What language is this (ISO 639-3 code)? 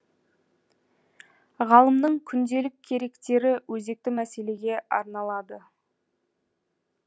kaz